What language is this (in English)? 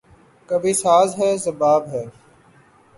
Urdu